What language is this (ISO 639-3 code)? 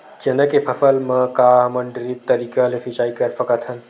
hne